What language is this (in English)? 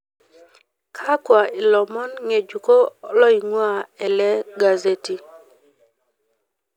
Masai